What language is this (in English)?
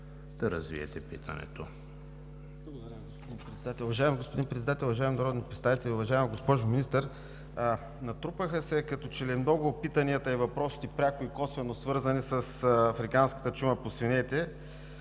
Bulgarian